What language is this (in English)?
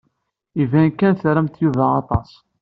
Kabyle